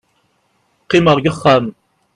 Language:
Kabyle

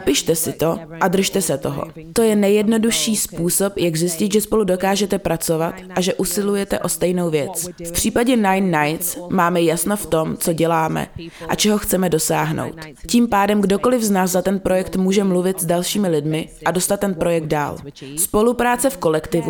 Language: Czech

